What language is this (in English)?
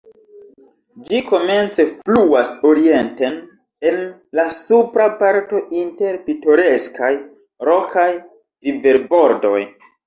Esperanto